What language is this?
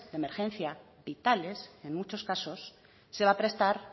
Spanish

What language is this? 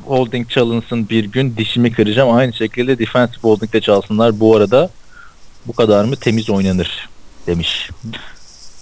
Turkish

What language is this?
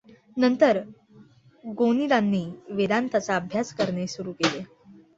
Marathi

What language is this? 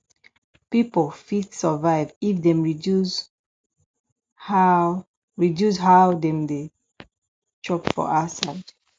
Nigerian Pidgin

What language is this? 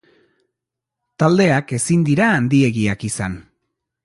Basque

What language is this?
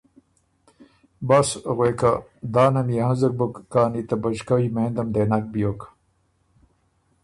Ormuri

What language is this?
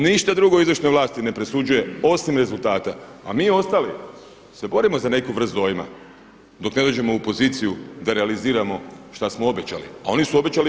Croatian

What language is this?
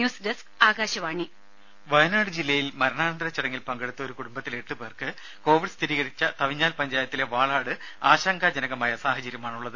Malayalam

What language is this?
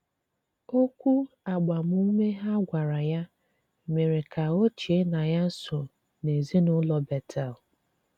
Igbo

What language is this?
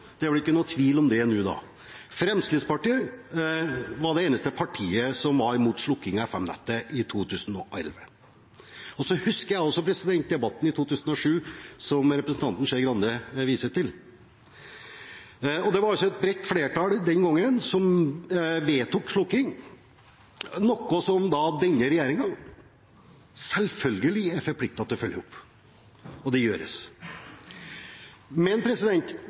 Norwegian Bokmål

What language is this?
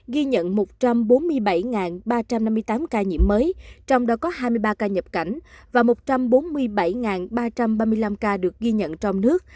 Vietnamese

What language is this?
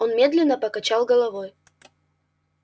Russian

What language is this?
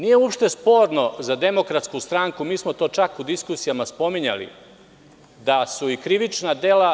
Serbian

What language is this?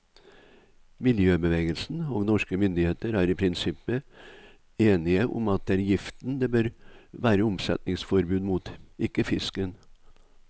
Norwegian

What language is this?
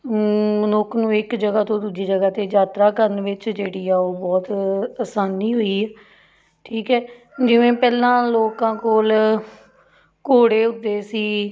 Punjabi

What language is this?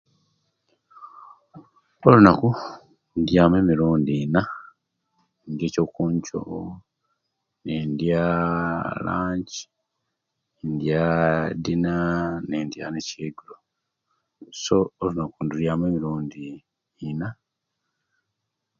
Kenyi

